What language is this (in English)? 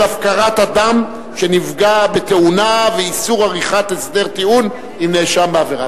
Hebrew